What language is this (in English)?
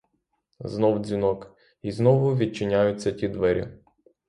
Ukrainian